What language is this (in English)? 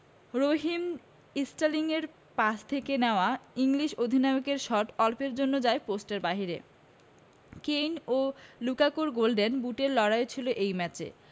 Bangla